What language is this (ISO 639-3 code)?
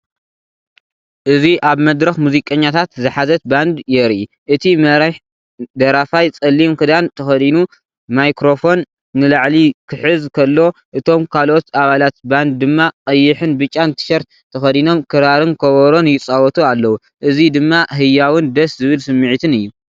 tir